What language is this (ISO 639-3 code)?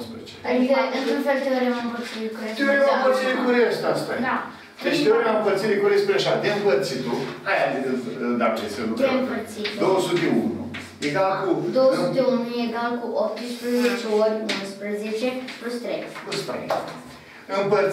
ron